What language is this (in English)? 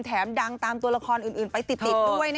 Thai